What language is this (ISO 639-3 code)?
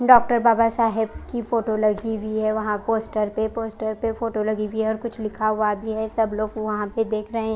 hin